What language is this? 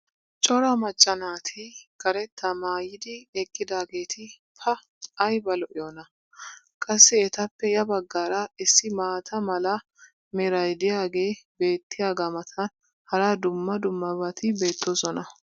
Wolaytta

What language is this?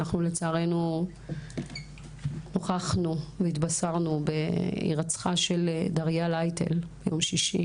Hebrew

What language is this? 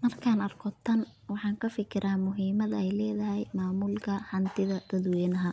Somali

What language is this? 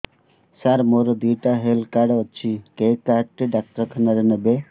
Odia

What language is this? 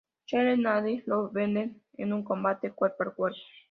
Spanish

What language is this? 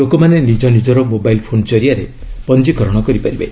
Odia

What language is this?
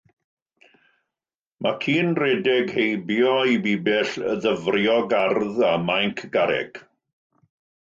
Welsh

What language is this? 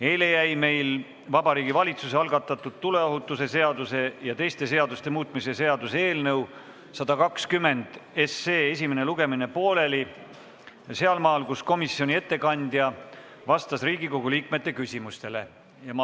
Estonian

